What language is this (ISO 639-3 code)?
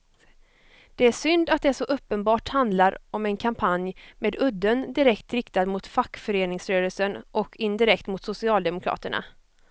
swe